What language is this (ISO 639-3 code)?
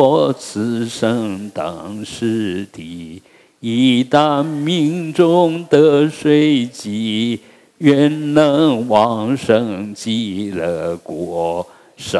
zho